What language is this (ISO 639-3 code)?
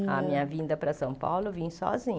por